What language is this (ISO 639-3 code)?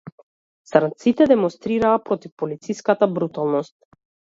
mkd